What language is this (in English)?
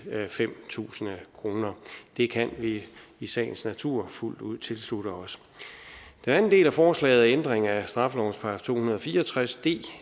Danish